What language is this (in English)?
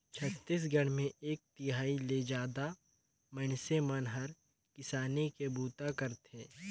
Chhattisgarhi